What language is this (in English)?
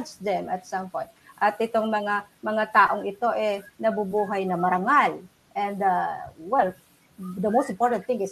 Filipino